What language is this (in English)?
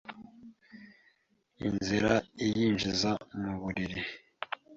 Kinyarwanda